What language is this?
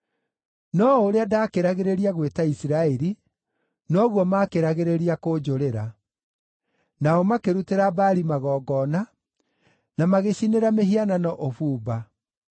Kikuyu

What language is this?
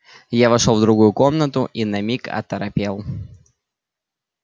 Russian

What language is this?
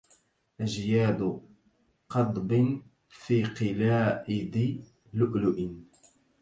Arabic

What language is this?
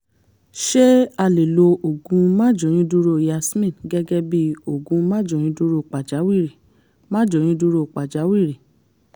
Yoruba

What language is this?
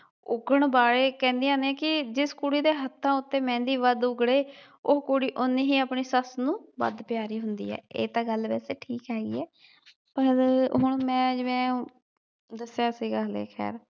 Punjabi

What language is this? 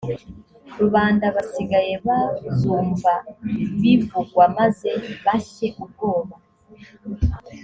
Kinyarwanda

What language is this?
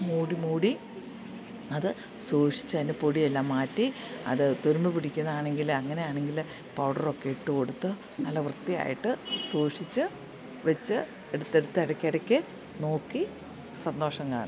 Malayalam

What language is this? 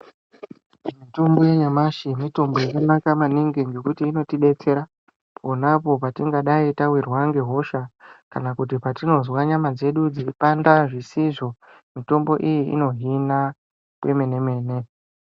Ndau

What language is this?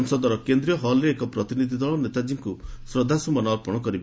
Odia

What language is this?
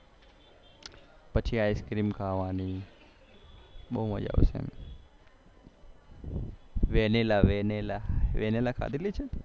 Gujarati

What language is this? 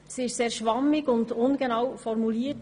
Swiss German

